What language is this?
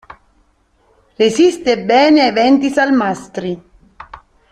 Italian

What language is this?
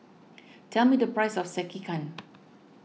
English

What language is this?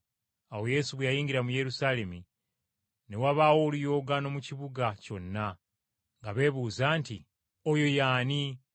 Ganda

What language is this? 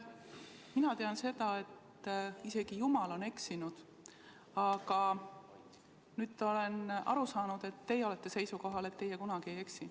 Estonian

